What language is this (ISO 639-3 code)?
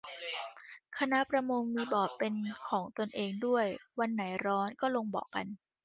tha